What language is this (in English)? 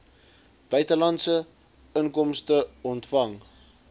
Afrikaans